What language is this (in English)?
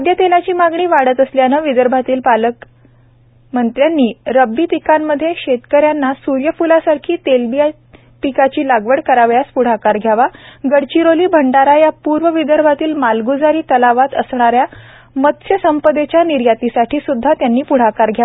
Marathi